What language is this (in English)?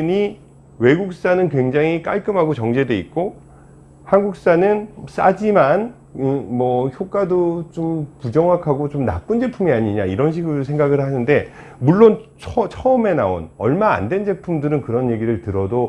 Korean